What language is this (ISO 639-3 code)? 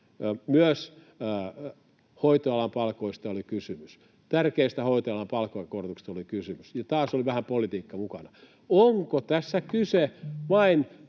fin